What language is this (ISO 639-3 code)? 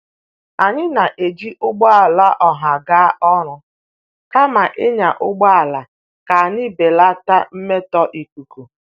ibo